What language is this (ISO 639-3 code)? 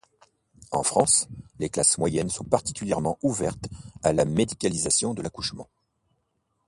fra